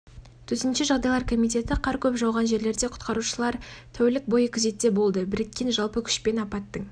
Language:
Kazakh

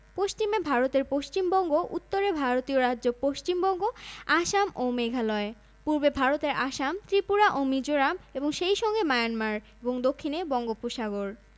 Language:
Bangla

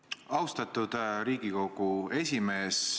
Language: Estonian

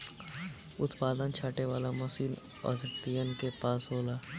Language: Bhojpuri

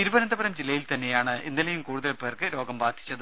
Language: Malayalam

